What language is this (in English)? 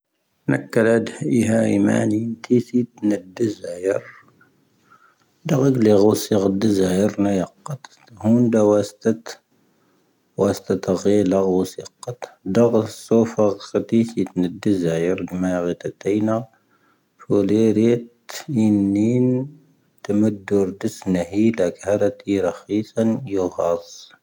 Tahaggart Tamahaq